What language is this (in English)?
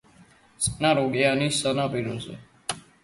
Georgian